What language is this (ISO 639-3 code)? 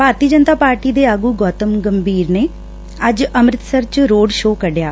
pan